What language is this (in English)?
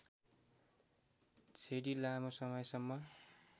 Nepali